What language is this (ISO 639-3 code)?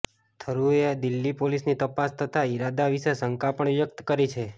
guj